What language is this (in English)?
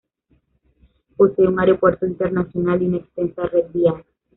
Spanish